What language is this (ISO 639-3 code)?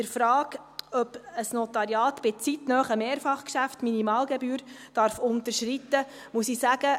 gsw